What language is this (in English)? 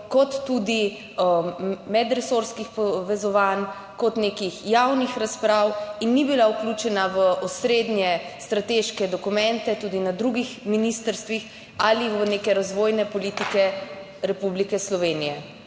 Slovenian